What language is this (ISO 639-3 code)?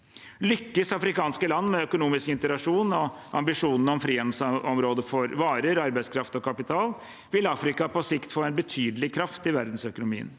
nor